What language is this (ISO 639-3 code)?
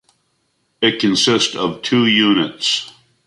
eng